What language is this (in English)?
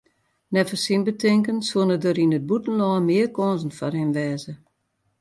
Western Frisian